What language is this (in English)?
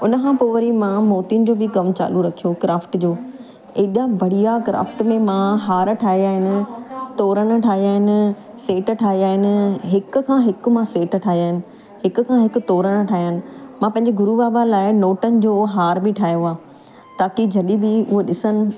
Sindhi